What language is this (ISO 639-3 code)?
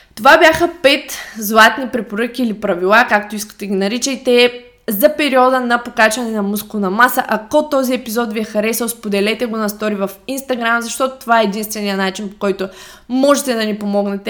bul